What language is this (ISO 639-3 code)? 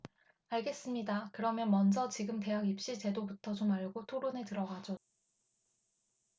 kor